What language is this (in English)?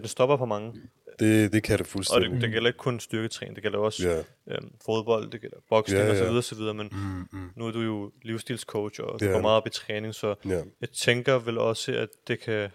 Danish